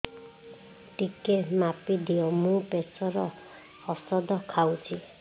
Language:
Odia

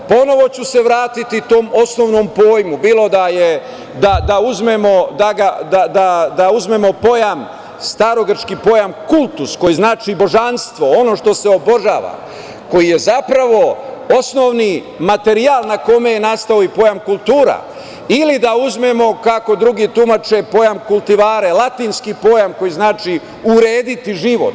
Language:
Serbian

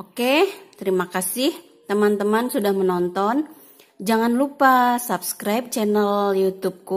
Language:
Indonesian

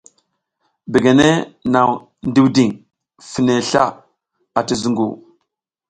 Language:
South Giziga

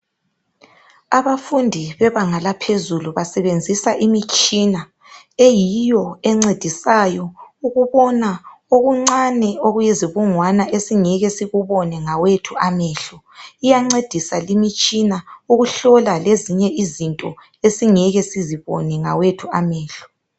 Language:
North Ndebele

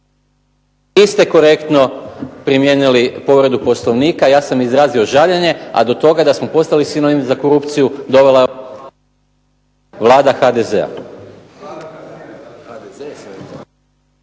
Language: Croatian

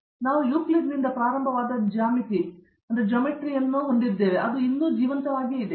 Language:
Kannada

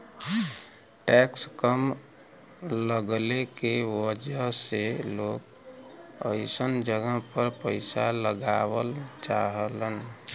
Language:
Bhojpuri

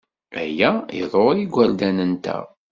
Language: Kabyle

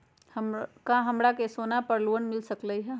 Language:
Magahi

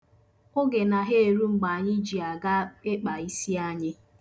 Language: Igbo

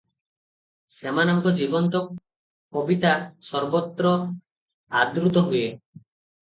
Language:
Odia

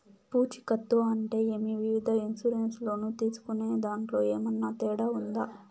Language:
Telugu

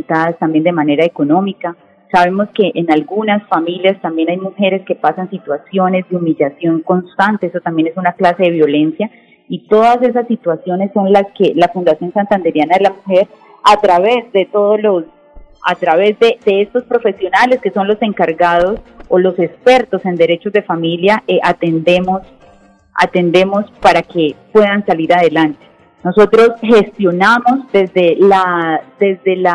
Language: Spanish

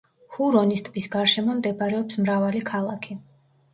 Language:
Georgian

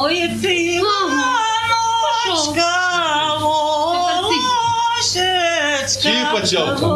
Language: Ukrainian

